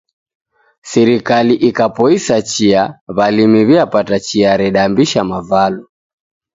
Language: Taita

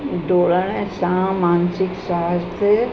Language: Sindhi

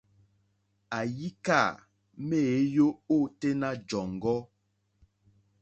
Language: Mokpwe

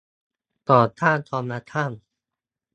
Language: Thai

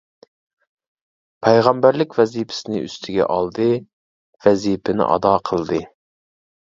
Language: Uyghur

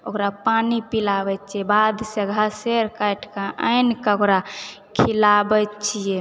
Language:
Maithili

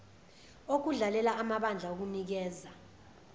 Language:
Zulu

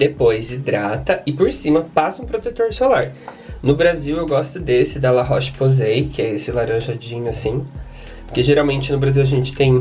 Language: Portuguese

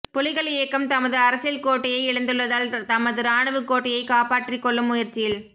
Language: Tamil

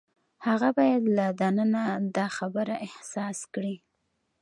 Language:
Pashto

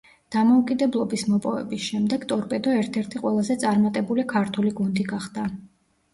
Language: Georgian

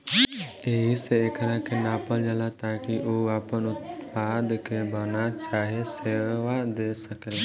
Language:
Bhojpuri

